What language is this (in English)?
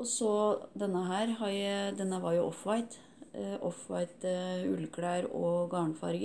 Norwegian